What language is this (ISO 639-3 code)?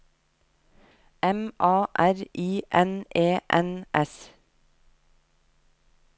nor